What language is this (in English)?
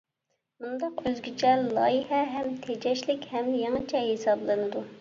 Uyghur